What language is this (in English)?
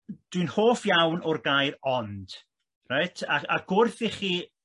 Welsh